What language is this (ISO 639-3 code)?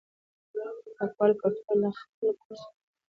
pus